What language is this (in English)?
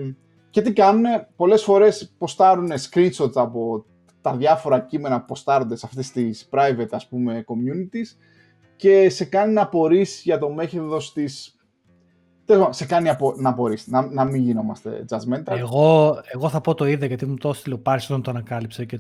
Greek